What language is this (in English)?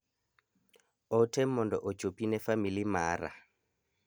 Luo (Kenya and Tanzania)